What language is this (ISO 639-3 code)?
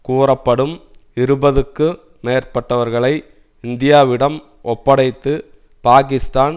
tam